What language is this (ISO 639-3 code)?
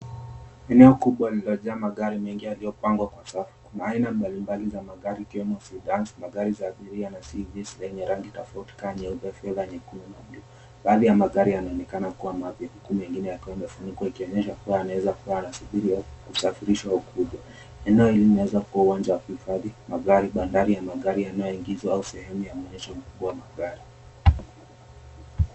swa